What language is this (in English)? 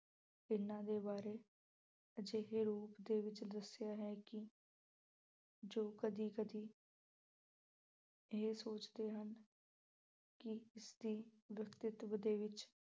Punjabi